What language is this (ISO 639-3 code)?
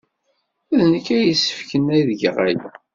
kab